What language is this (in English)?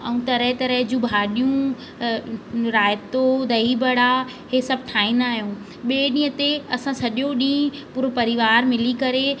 Sindhi